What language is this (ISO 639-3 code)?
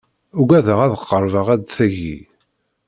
kab